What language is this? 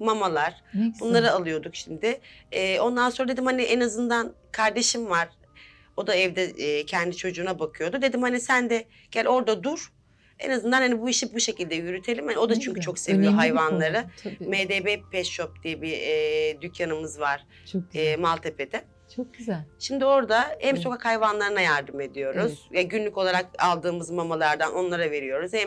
Turkish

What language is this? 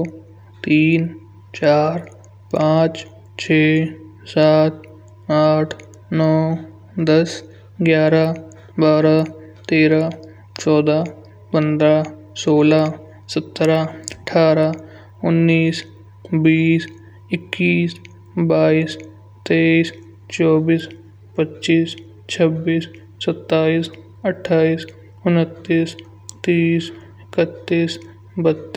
Kanauji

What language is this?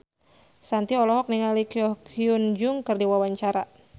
Sundanese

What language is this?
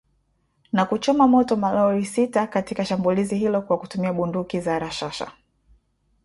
Swahili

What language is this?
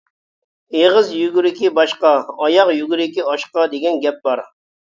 Uyghur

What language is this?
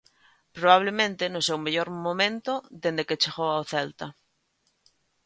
Galician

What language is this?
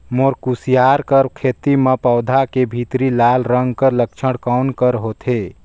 Chhattisgarhi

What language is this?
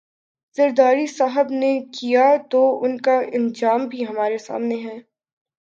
Urdu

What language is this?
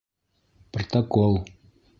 Bashkir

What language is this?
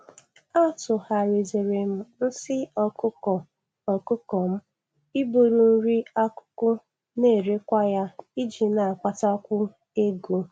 Igbo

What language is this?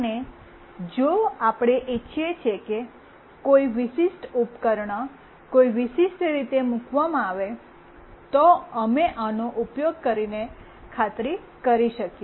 Gujarati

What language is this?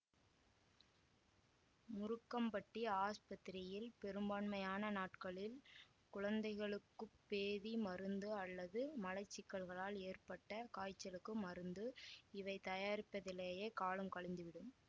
Tamil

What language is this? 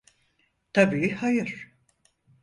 Turkish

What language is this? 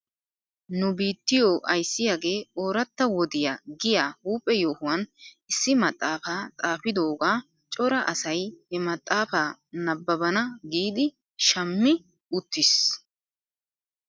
Wolaytta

